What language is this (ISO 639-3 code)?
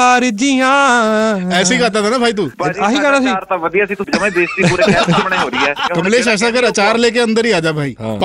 pan